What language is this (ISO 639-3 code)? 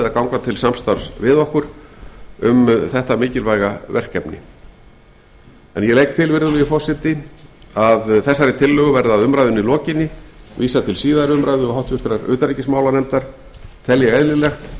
isl